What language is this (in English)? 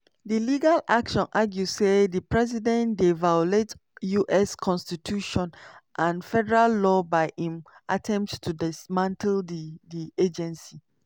Nigerian Pidgin